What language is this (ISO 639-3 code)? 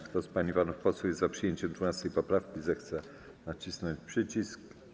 pol